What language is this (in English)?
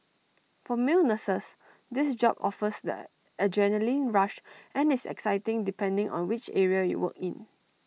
English